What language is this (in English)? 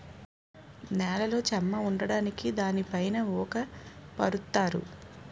Telugu